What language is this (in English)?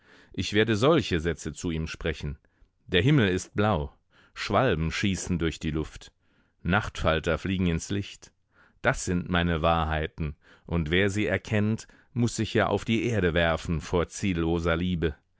German